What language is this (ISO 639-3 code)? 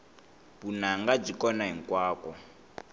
tso